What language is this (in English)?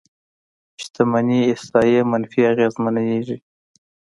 Pashto